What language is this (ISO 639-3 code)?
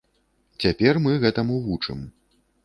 bel